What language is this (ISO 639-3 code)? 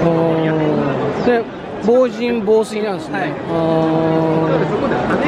jpn